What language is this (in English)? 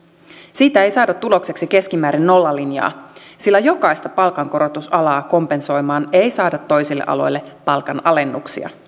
Finnish